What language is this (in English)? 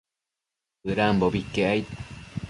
Matsés